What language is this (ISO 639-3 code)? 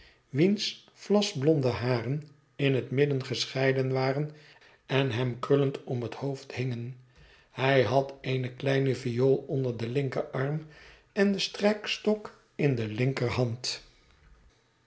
nld